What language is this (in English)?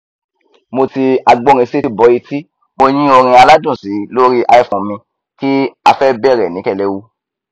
Yoruba